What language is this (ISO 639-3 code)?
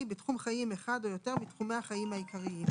heb